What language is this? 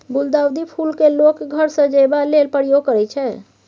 Maithili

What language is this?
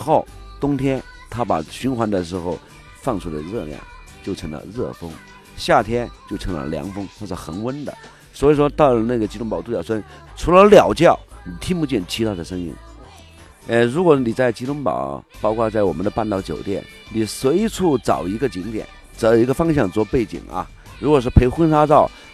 Chinese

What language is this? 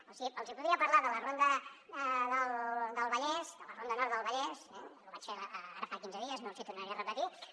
Catalan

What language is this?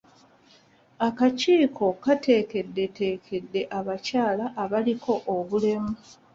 Ganda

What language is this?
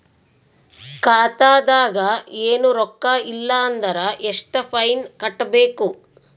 Kannada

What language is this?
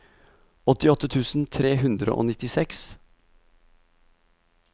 Norwegian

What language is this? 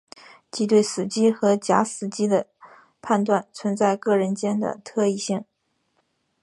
Chinese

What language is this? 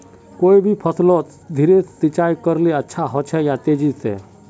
Magahi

